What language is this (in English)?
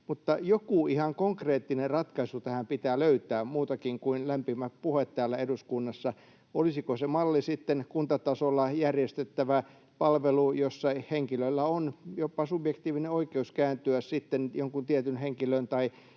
Finnish